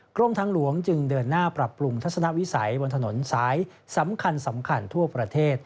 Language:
Thai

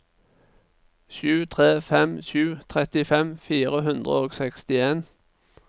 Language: Norwegian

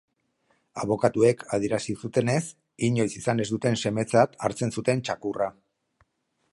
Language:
Basque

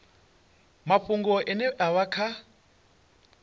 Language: Venda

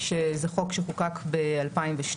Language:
Hebrew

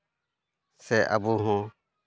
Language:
Santali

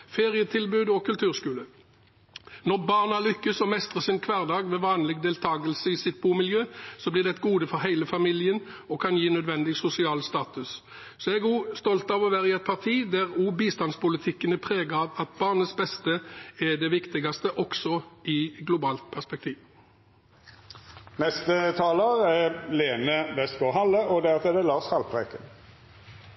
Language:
Norwegian Bokmål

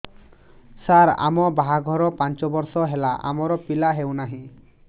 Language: Odia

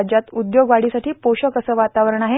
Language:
Marathi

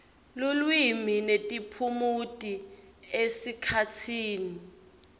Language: Swati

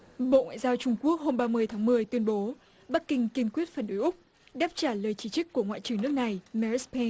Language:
Vietnamese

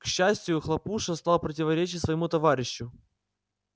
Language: Russian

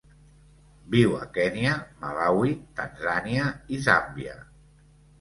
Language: Catalan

